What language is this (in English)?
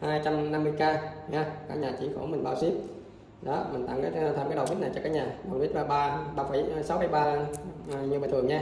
Vietnamese